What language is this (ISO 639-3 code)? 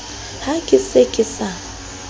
sot